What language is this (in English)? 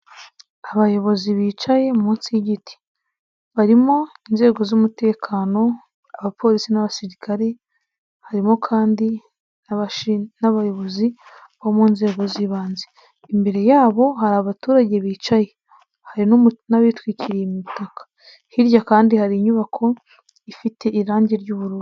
Kinyarwanda